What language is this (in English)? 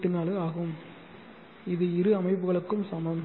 Tamil